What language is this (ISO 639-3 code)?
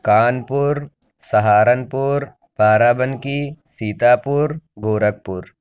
urd